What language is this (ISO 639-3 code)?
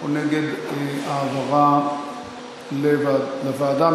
heb